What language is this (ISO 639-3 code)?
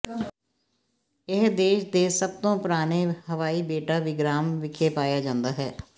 pan